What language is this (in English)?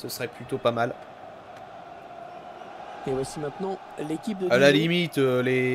French